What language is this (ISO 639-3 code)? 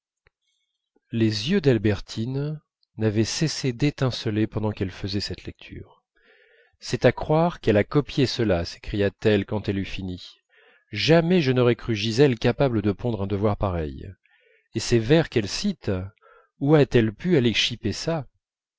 fra